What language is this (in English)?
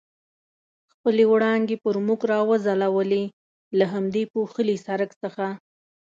Pashto